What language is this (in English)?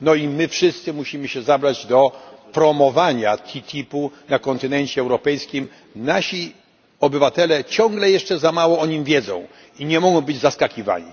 Polish